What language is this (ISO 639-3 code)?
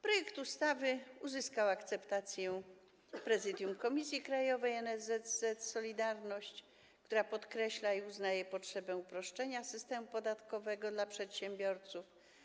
pol